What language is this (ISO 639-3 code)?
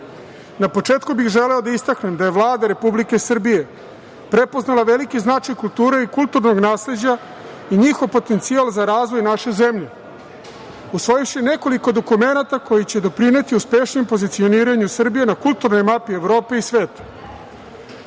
srp